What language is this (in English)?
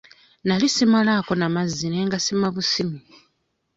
Ganda